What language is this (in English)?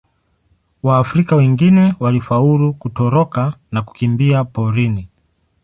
Swahili